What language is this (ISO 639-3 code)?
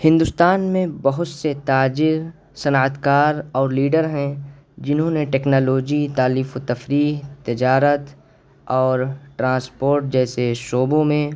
urd